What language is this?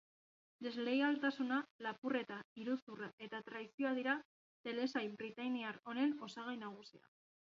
Basque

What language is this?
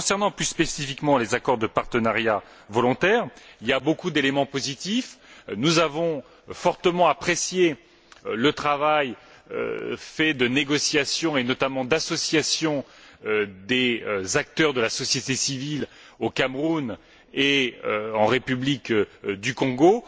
French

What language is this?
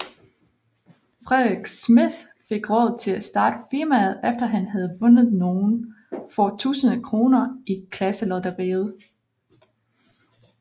Danish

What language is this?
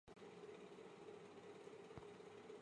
Chinese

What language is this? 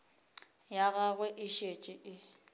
Northern Sotho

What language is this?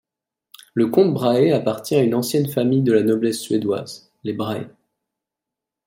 French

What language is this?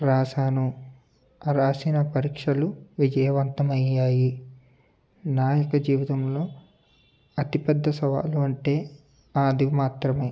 Telugu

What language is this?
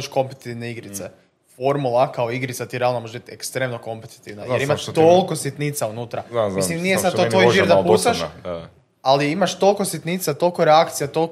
Croatian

